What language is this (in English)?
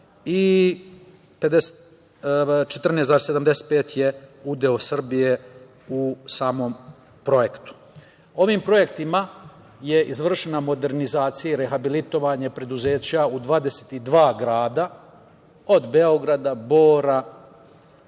Serbian